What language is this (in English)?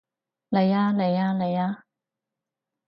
Cantonese